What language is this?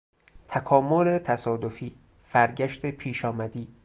Persian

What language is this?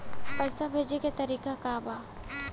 Bhojpuri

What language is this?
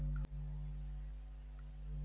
Bhojpuri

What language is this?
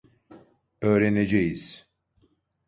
Turkish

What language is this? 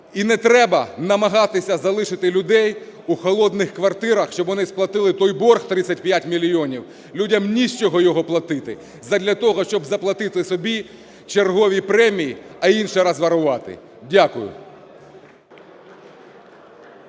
Ukrainian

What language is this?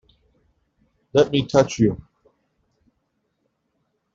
English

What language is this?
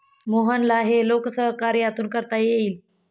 Marathi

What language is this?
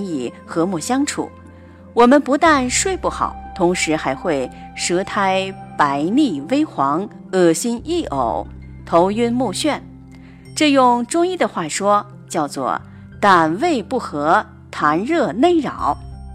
Chinese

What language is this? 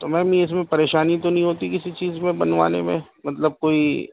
Urdu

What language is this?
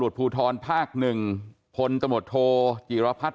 Thai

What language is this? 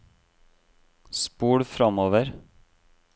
Norwegian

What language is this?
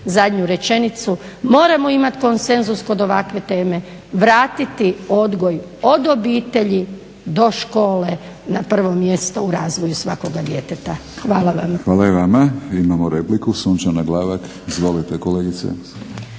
Croatian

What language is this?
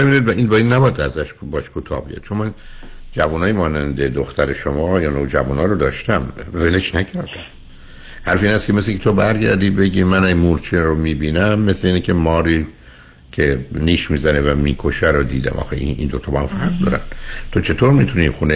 Persian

